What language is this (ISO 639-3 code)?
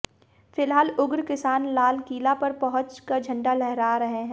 hin